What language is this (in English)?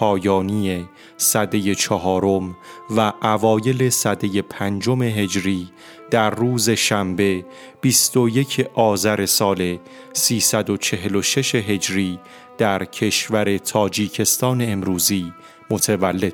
Persian